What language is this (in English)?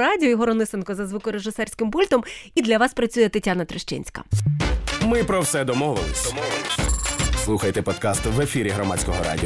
Ukrainian